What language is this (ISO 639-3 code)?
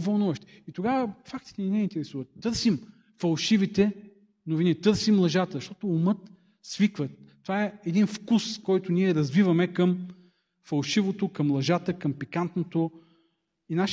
bul